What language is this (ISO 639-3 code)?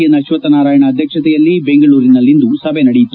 kan